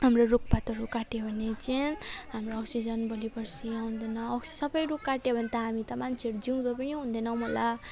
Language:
Nepali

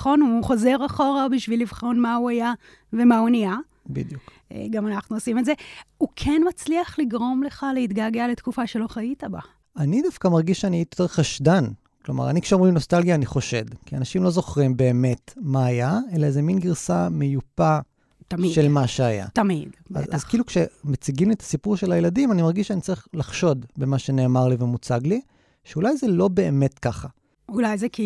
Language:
Hebrew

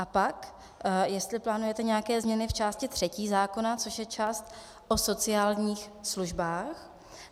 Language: Czech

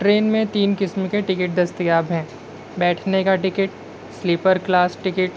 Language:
Urdu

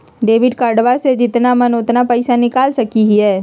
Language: Magahi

